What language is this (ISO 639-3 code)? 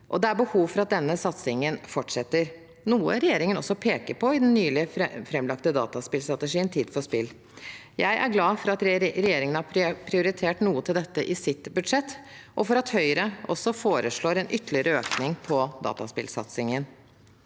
nor